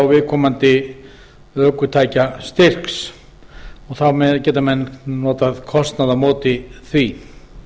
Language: Icelandic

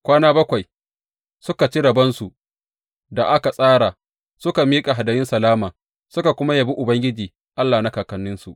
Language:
Hausa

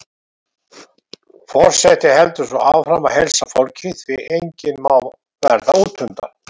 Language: Icelandic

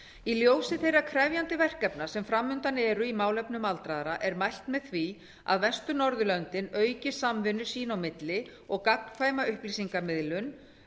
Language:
Icelandic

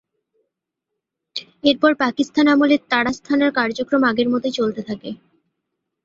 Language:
Bangla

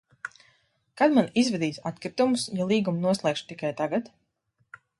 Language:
Latvian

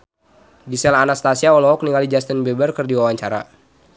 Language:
Sundanese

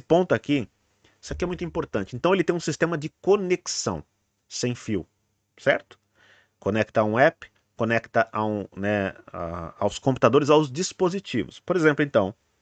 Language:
Portuguese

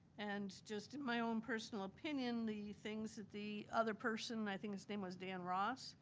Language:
English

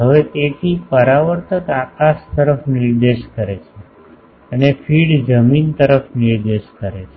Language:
Gujarati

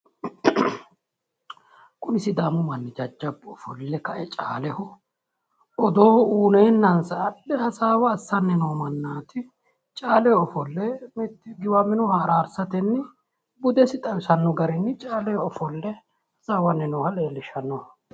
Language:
Sidamo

